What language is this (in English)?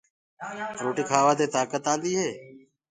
Gurgula